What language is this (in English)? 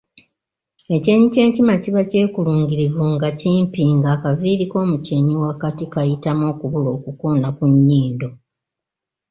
Ganda